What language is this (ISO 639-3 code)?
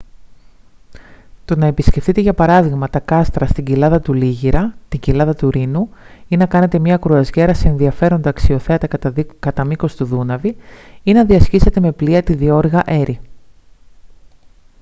ell